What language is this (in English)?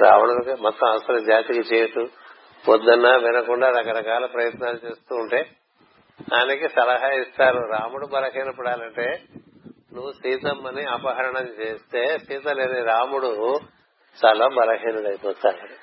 Telugu